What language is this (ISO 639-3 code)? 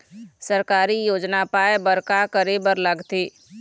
hne